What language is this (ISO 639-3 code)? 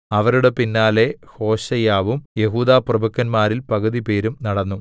mal